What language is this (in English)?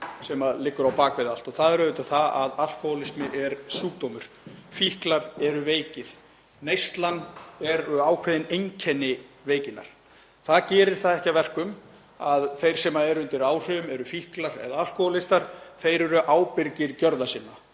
Icelandic